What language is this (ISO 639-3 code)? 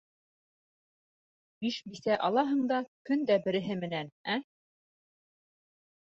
bak